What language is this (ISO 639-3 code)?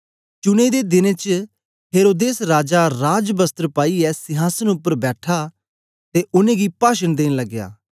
doi